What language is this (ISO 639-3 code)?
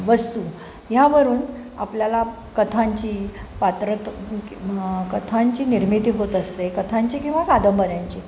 mar